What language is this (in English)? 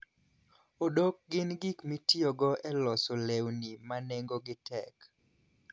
Luo (Kenya and Tanzania)